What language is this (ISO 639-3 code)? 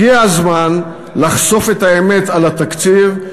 heb